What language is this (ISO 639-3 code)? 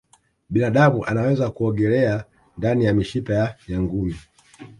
swa